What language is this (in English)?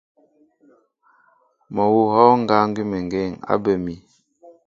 Mbo (Cameroon)